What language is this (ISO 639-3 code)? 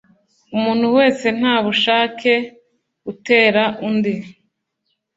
kin